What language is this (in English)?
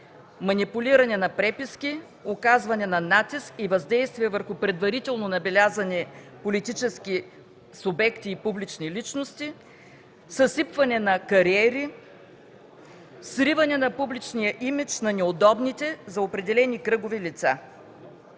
Bulgarian